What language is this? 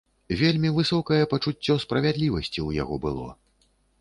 Belarusian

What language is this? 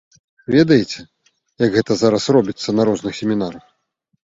Belarusian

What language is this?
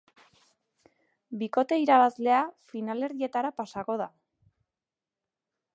Basque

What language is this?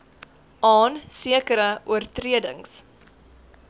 Afrikaans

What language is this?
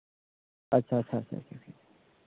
Santali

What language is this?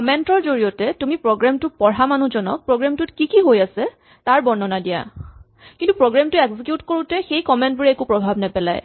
Assamese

